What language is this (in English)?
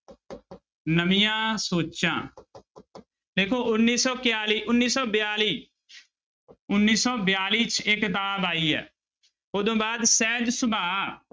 Punjabi